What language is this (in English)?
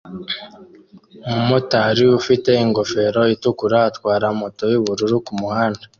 Kinyarwanda